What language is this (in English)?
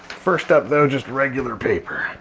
English